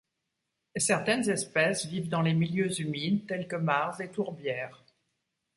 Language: French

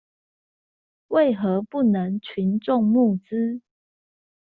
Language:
Chinese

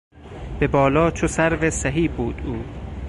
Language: Persian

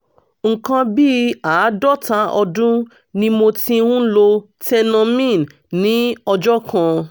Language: Yoruba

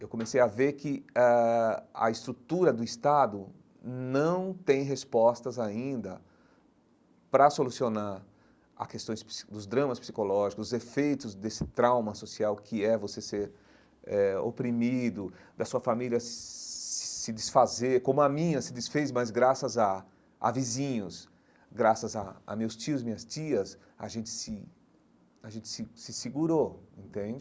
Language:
Portuguese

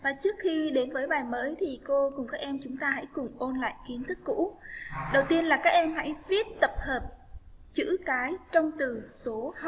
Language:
Vietnamese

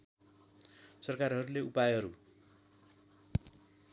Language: Nepali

